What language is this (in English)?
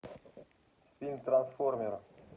Russian